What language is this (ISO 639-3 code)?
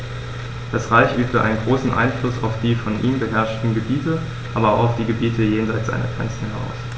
deu